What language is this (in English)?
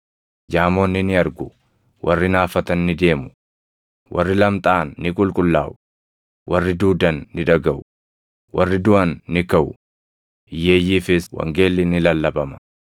Oromo